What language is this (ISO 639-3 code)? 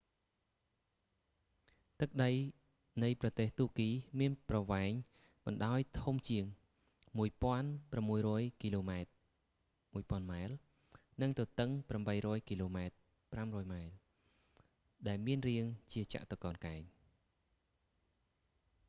khm